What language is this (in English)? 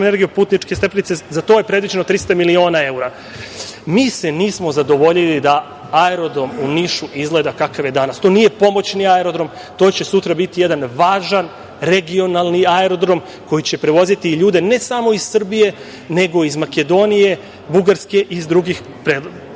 Serbian